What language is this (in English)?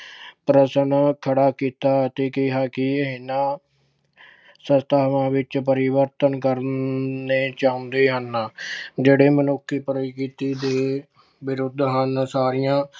Punjabi